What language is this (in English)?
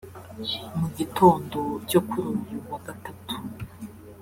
Kinyarwanda